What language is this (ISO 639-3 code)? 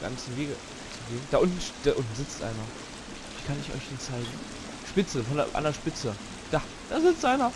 deu